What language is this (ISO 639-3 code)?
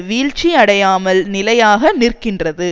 tam